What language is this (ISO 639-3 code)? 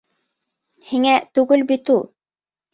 bak